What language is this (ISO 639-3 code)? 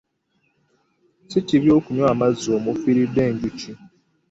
lug